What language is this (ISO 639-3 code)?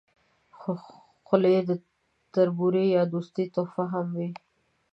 pus